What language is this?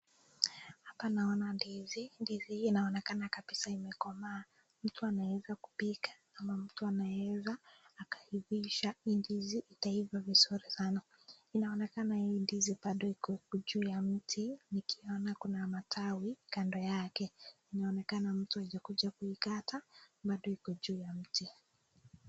Swahili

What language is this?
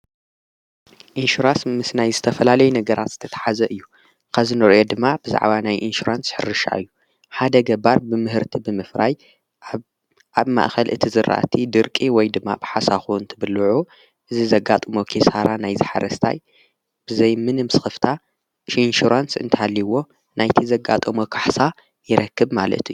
Tigrinya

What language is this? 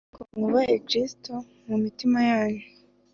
Kinyarwanda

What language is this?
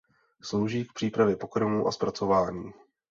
Czech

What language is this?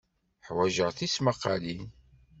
Kabyle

